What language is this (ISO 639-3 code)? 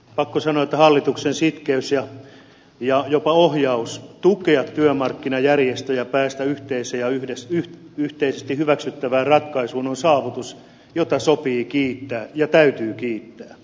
fin